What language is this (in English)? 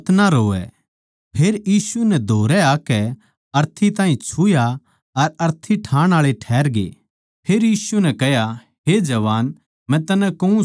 Haryanvi